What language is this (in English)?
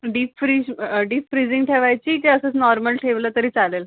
Marathi